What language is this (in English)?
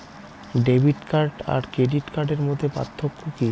Bangla